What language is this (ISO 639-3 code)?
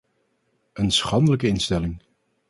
nld